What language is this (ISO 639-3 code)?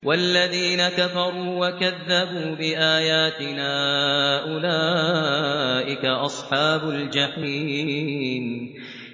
ara